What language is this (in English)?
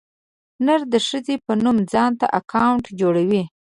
Pashto